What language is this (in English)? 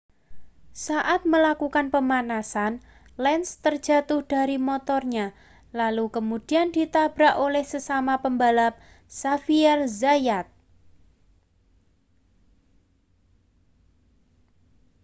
Indonesian